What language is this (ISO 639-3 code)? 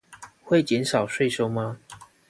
zho